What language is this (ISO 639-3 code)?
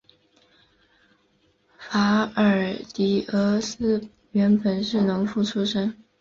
zho